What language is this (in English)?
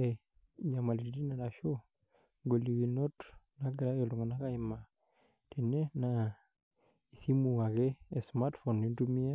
Masai